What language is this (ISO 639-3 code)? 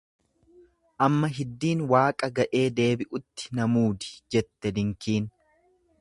orm